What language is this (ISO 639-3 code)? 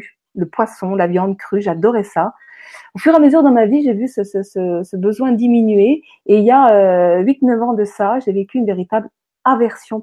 fra